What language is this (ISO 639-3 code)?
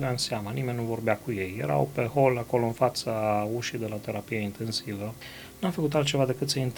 ron